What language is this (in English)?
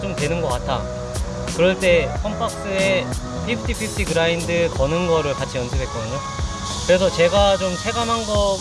Korean